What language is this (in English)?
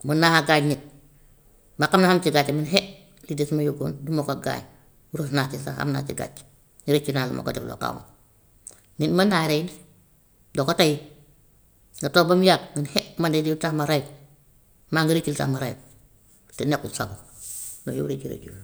Gambian Wolof